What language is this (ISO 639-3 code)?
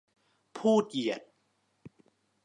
tha